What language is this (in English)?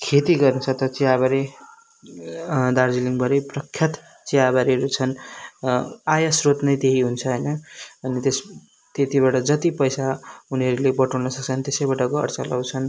Nepali